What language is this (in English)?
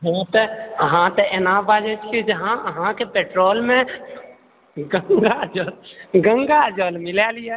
Maithili